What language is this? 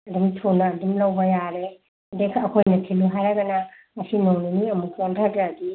Manipuri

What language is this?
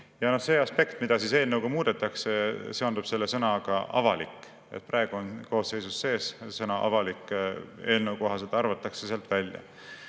Estonian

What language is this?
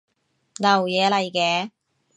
Cantonese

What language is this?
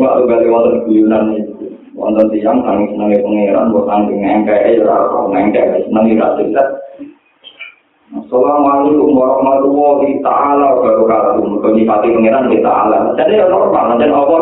Indonesian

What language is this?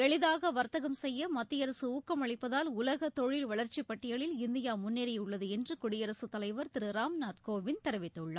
Tamil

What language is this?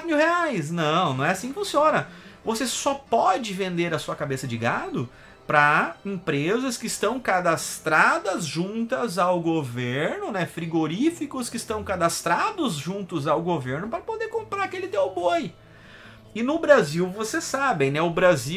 Portuguese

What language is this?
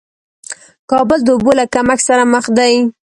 Pashto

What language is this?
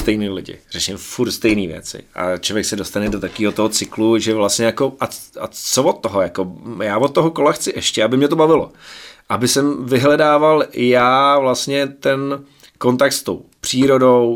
Czech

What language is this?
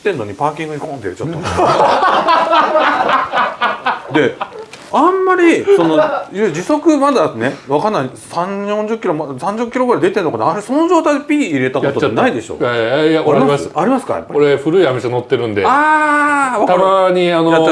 Japanese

